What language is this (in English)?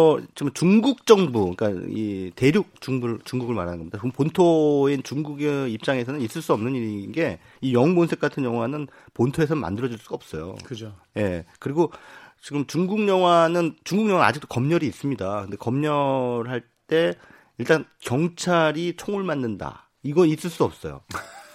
Korean